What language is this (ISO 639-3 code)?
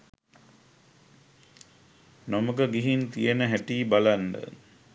sin